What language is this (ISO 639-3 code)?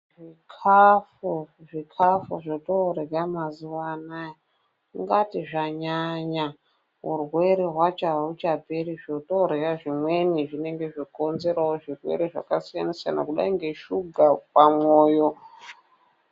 ndc